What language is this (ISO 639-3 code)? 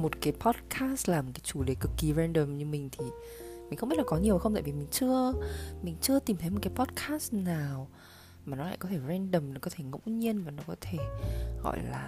vie